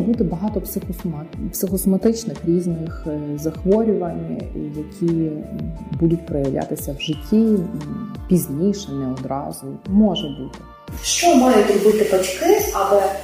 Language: Ukrainian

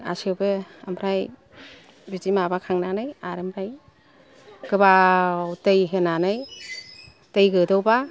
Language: Bodo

